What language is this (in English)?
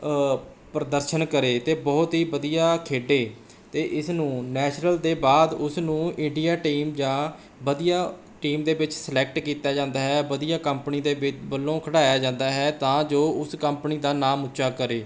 Punjabi